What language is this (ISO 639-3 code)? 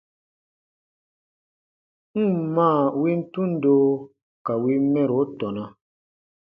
bba